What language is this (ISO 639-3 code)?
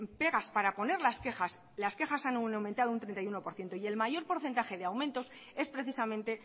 spa